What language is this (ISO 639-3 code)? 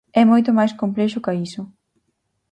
glg